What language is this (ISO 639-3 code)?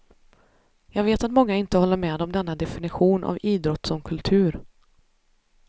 swe